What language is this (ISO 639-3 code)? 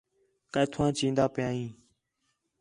xhe